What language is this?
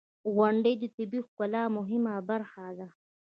Pashto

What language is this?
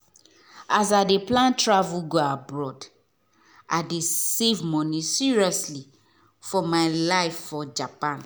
Nigerian Pidgin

